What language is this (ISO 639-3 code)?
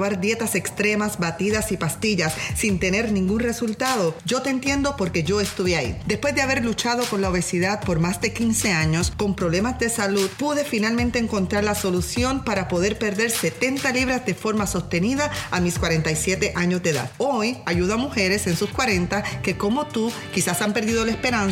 spa